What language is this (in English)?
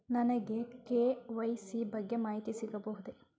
Kannada